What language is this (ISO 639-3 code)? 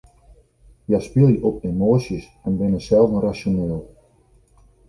fry